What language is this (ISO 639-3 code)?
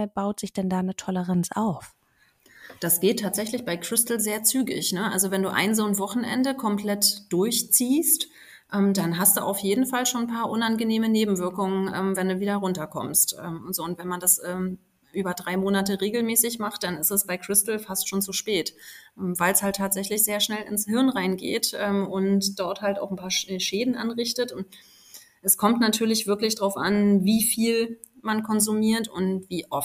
deu